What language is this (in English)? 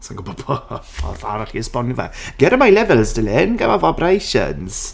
Welsh